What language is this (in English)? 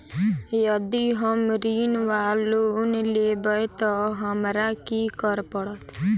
Maithili